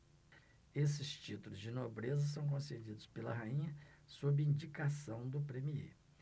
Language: Portuguese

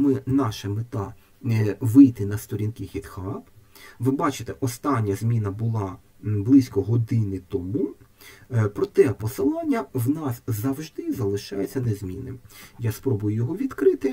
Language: Ukrainian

